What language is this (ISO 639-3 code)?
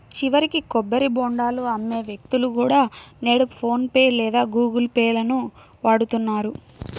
tel